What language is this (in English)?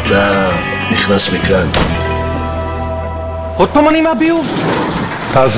Hebrew